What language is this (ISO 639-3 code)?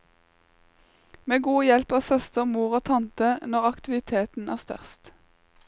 nor